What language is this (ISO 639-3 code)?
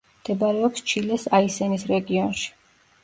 kat